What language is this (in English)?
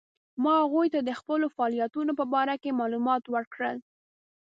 Pashto